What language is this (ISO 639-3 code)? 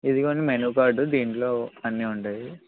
tel